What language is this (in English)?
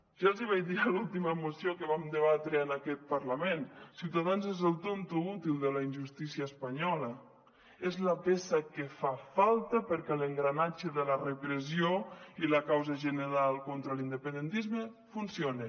Catalan